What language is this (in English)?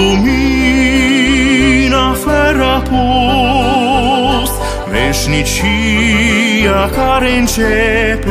Romanian